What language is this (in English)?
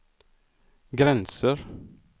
Swedish